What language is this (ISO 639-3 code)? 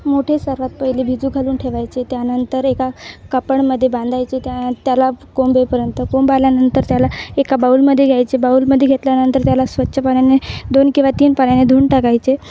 mar